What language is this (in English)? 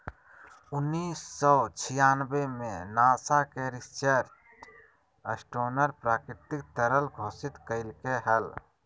Magahi